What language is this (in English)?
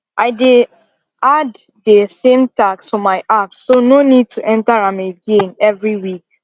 Nigerian Pidgin